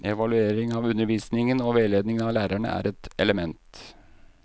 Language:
Norwegian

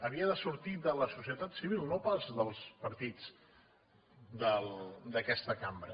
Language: Catalan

